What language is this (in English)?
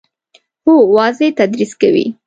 Pashto